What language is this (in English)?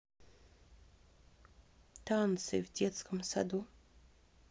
Russian